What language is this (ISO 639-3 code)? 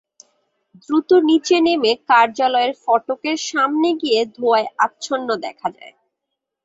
ben